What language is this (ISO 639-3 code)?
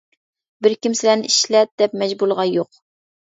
uig